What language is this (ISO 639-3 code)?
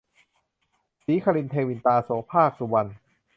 tha